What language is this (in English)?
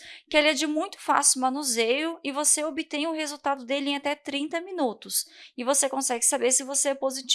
Portuguese